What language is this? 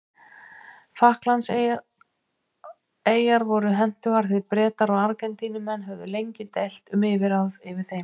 Icelandic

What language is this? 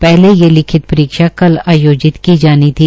Hindi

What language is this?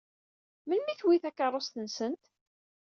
Kabyle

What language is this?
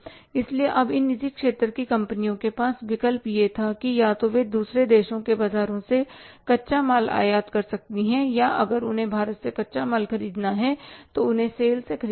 Hindi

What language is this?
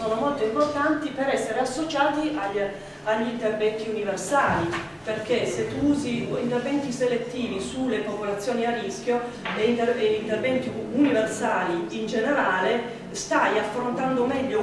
Italian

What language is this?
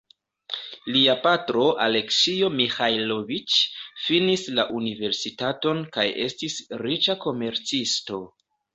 Esperanto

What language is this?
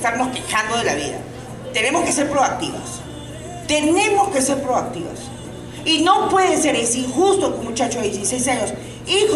Spanish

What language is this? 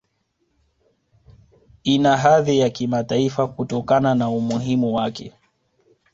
Swahili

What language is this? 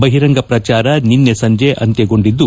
Kannada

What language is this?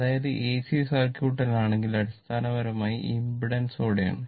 Malayalam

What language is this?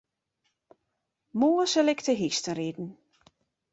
Western Frisian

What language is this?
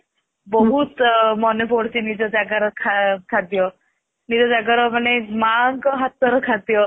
Odia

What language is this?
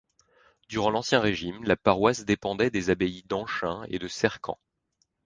French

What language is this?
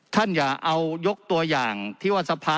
Thai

